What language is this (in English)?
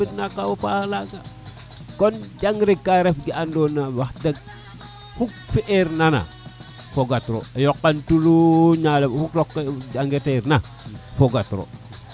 Serer